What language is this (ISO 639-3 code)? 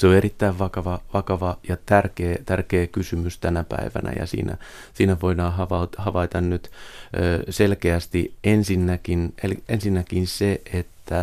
fin